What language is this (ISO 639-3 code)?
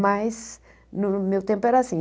por